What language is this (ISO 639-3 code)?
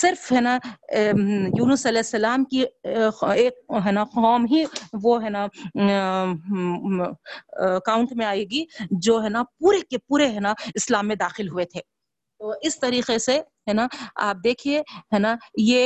urd